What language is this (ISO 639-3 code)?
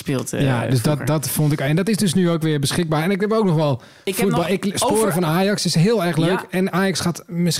nld